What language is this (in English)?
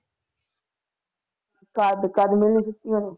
Punjabi